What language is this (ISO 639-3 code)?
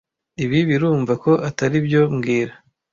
kin